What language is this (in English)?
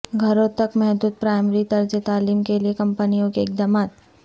Urdu